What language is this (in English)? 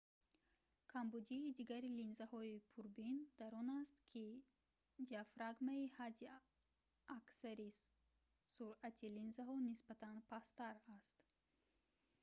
Tajik